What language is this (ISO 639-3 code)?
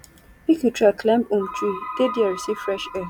pcm